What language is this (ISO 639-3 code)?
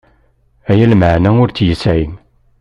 kab